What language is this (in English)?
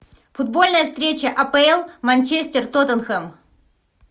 Russian